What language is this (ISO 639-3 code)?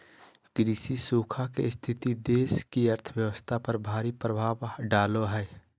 mag